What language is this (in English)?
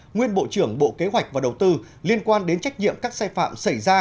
Vietnamese